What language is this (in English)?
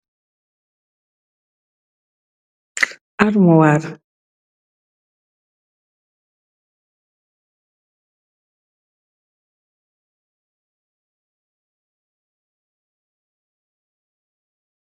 Wolof